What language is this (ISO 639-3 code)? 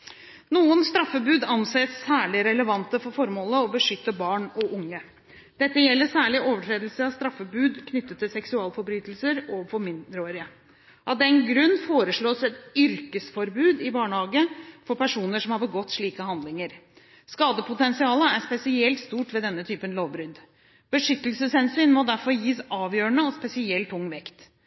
nob